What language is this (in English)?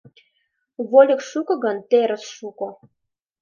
Mari